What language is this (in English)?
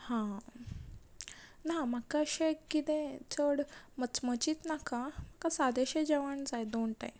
Konkani